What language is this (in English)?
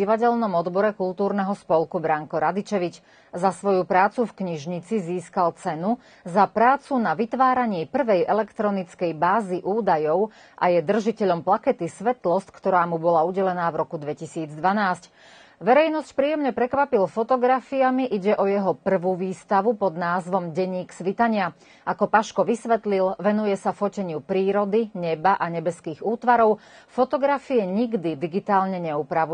Slovak